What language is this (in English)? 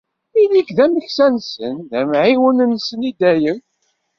Kabyle